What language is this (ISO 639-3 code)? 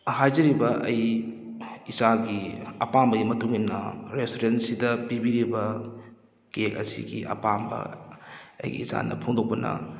mni